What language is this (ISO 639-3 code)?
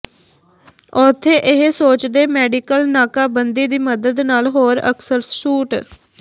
pan